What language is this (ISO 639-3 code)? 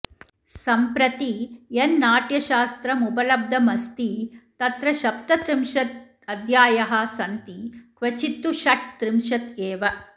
san